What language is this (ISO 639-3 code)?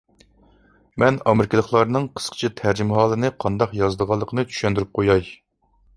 uig